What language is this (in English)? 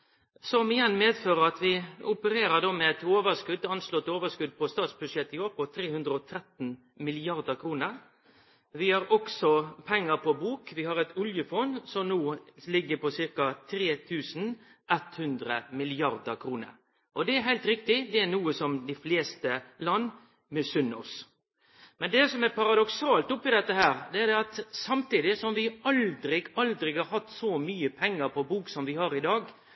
Norwegian Nynorsk